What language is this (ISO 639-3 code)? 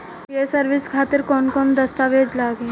bho